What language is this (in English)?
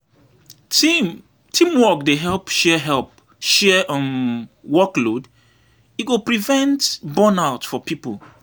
Nigerian Pidgin